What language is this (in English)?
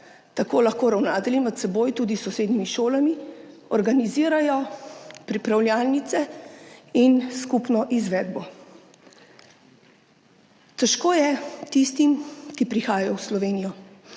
Slovenian